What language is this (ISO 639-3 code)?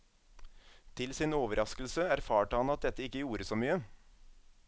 nor